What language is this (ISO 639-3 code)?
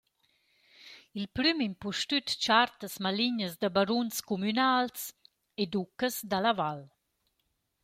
roh